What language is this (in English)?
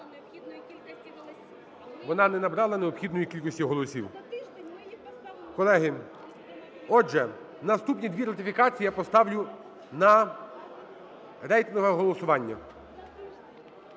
Ukrainian